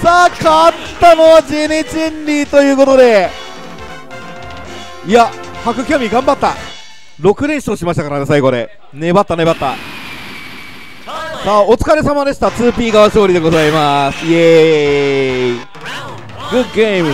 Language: Japanese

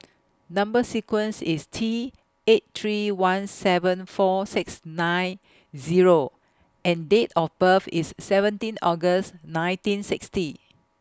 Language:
English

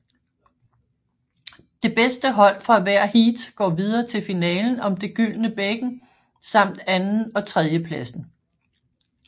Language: Danish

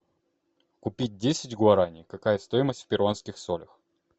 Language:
Russian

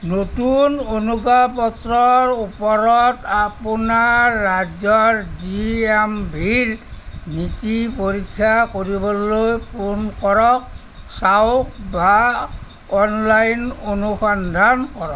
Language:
Assamese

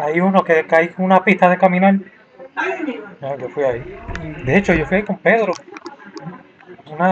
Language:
Spanish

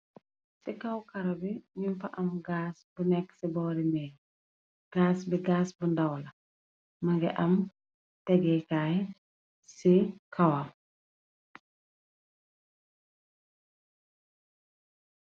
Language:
Wolof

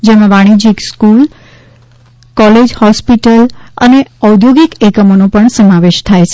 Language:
Gujarati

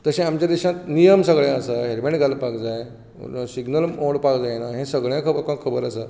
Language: Konkani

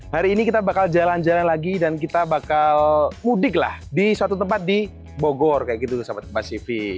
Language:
Indonesian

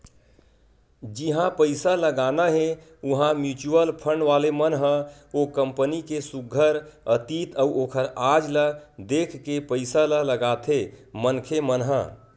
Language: Chhattisgarhi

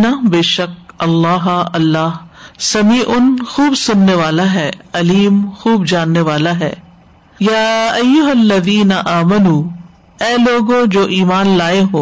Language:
Urdu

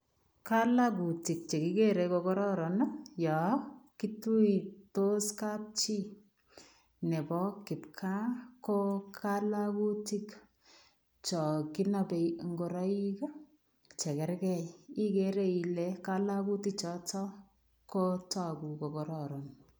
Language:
Kalenjin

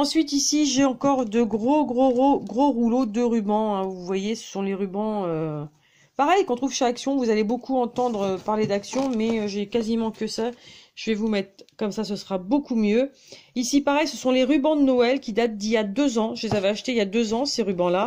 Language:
French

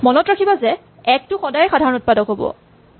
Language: Assamese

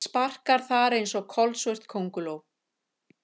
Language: Icelandic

